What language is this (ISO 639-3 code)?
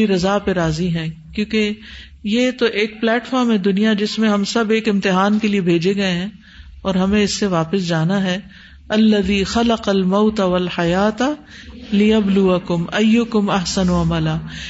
urd